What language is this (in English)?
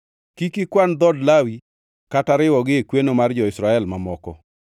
Luo (Kenya and Tanzania)